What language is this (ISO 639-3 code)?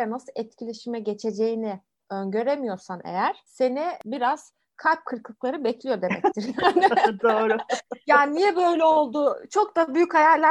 tur